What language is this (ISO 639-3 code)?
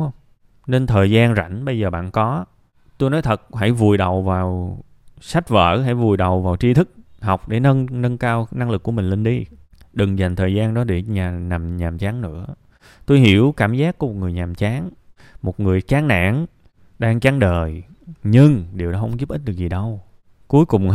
vie